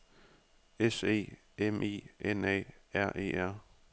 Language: Danish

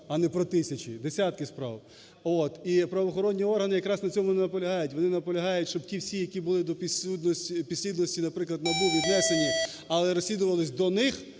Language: Ukrainian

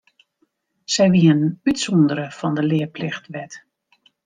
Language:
Western Frisian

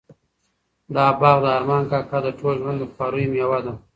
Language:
Pashto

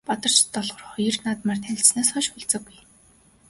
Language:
Mongolian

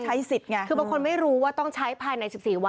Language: Thai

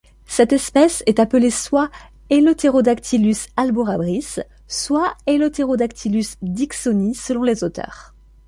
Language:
French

